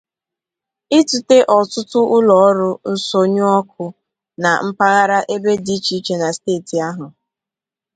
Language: Igbo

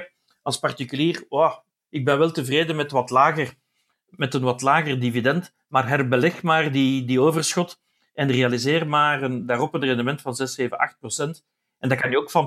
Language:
Dutch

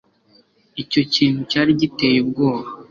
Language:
Kinyarwanda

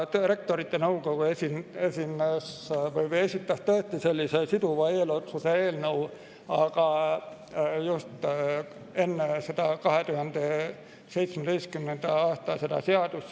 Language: Estonian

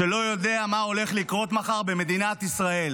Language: Hebrew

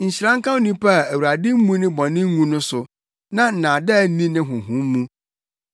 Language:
Akan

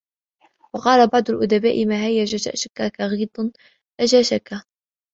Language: Arabic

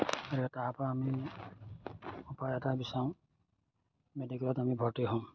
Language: Assamese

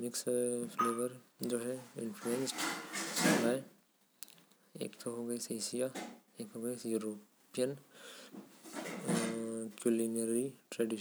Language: Korwa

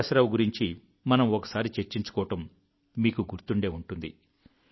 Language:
Telugu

